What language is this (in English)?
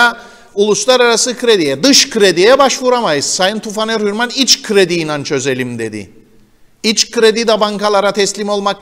Turkish